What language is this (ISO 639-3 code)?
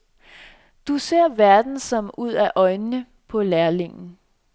dan